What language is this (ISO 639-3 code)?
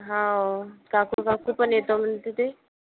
mar